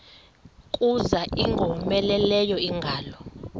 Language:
Xhosa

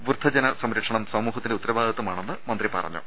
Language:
Malayalam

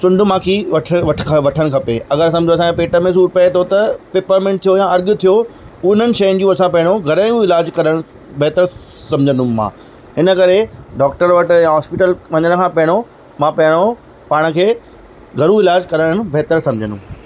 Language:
Sindhi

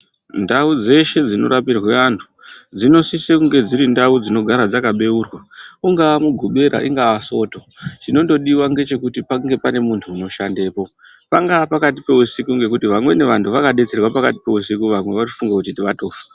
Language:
Ndau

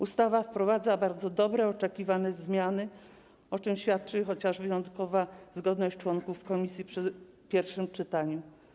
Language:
Polish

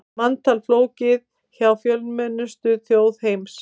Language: Icelandic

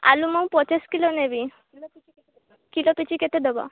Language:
Odia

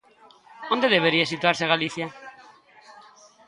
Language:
Galician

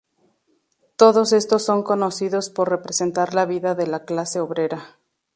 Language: Spanish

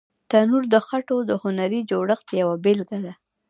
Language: Pashto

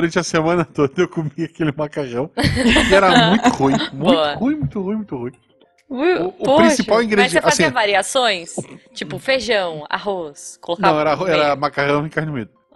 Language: Portuguese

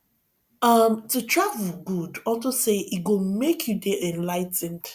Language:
Nigerian Pidgin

